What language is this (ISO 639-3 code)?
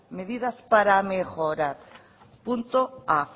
spa